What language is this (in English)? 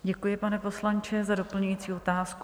Czech